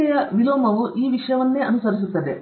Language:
Kannada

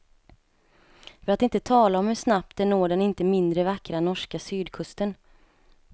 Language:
Swedish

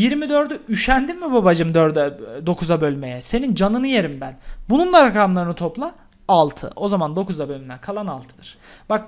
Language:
Turkish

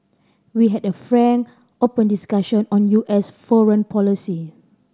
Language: English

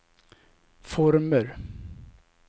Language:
Swedish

